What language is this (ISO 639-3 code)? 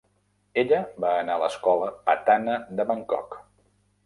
cat